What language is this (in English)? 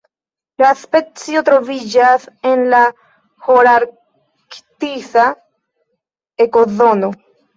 Esperanto